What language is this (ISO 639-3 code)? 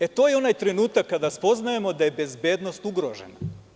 srp